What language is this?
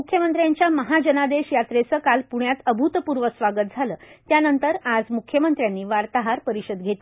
Marathi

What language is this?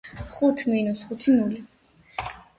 Georgian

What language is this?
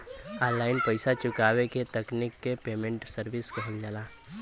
Bhojpuri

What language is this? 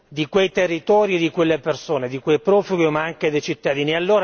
Italian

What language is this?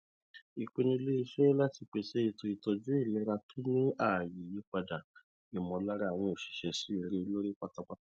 Yoruba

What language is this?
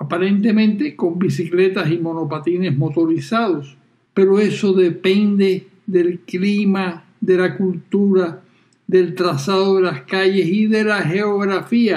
Spanish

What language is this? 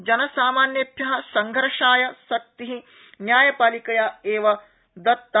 Sanskrit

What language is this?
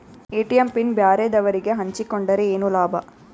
Kannada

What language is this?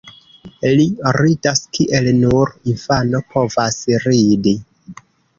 Esperanto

